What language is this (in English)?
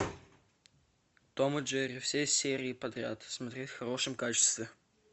Russian